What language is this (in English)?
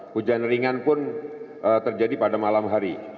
Indonesian